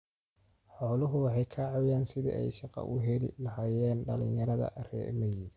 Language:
Somali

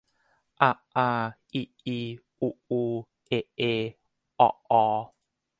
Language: Thai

